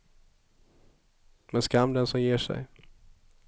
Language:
Swedish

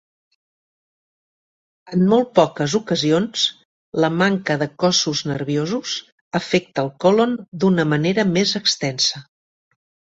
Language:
Catalan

